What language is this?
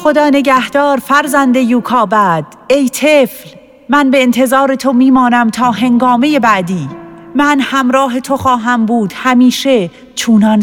Persian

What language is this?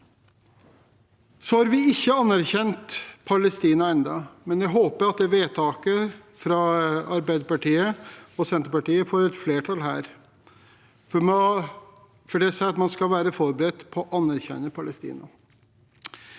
Norwegian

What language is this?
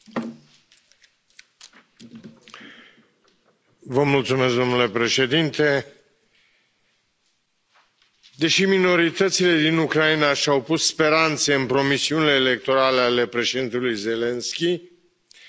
Romanian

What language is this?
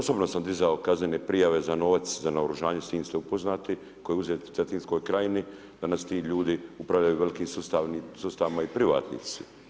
Croatian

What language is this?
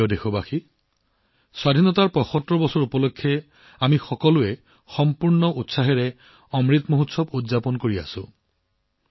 Assamese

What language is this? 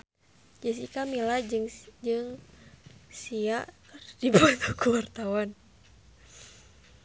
Sundanese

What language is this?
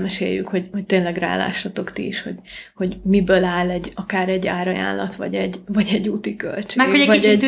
Hungarian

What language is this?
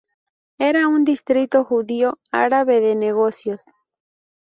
Spanish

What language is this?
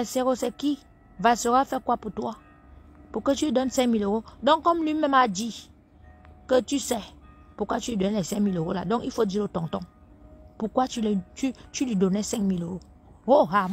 French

